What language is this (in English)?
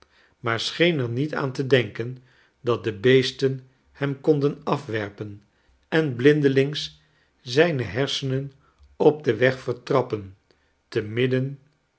Dutch